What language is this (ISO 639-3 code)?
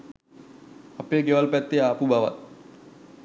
sin